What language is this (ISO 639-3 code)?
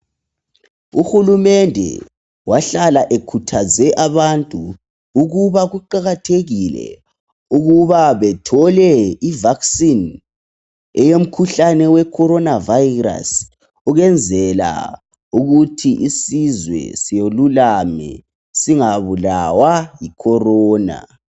nde